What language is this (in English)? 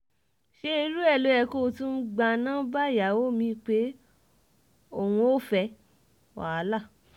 Yoruba